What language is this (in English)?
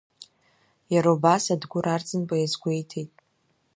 Abkhazian